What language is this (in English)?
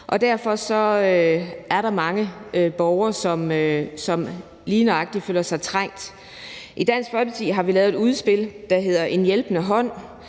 Danish